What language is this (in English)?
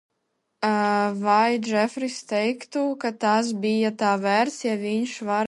Latvian